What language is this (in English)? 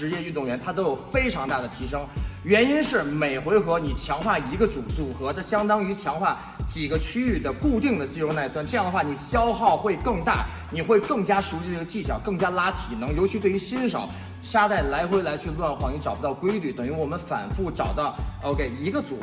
Chinese